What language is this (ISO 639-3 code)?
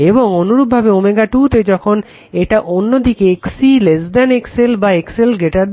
ben